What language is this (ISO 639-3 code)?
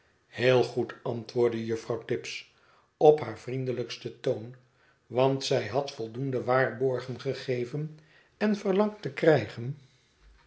nld